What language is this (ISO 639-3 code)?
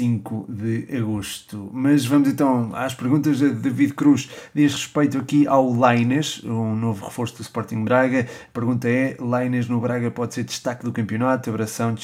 por